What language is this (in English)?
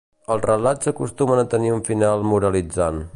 Catalan